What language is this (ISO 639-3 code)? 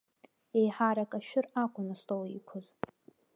abk